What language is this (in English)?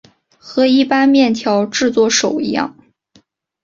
Chinese